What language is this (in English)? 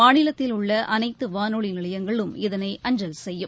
Tamil